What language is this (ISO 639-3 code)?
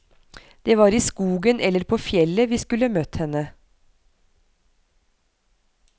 nor